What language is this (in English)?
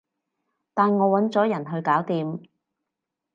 Cantonese